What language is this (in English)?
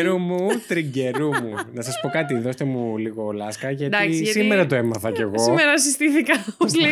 Greek